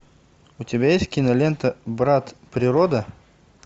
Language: Russian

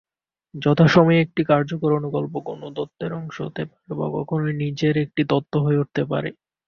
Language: Bangla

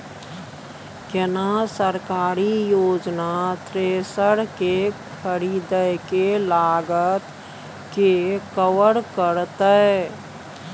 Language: Maithili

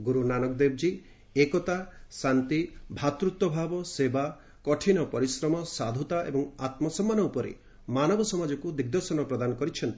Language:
Odia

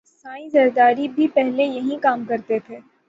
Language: Urdu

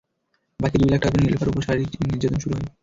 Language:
Bangla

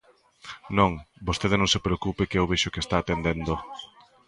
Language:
Galician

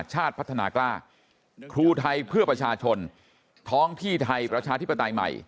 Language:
Thai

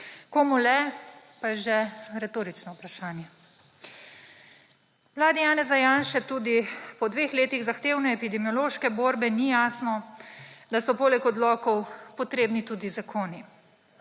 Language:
Slovenian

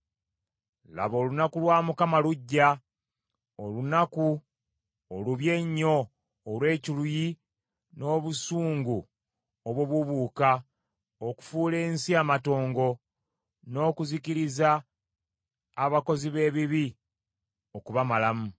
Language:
Ganda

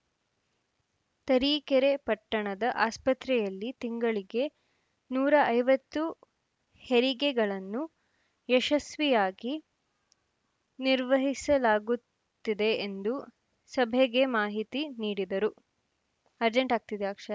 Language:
Kannada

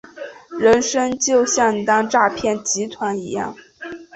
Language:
Chinese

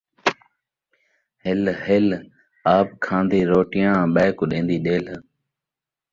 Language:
Saraiki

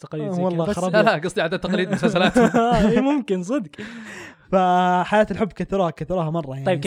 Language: Arabic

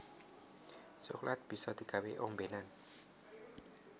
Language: Javanese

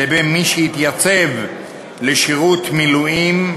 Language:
Hebrew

